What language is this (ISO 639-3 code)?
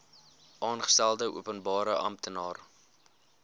afr